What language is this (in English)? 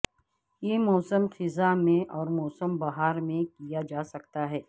Urdu